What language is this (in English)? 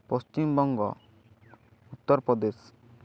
Santali